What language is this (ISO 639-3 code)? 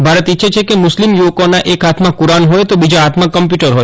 guj